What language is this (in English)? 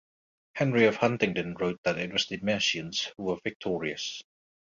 English